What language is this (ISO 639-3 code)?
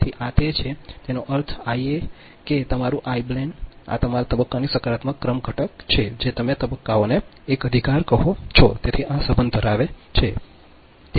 guj